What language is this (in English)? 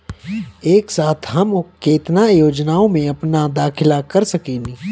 Bhojpuri